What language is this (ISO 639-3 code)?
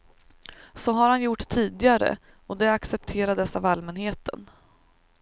swe